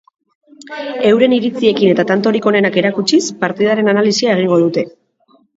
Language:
Basque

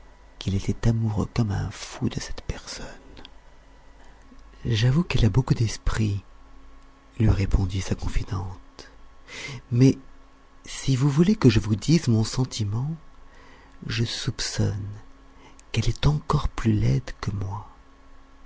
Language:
French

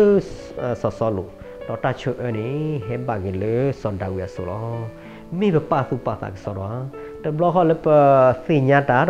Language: Thai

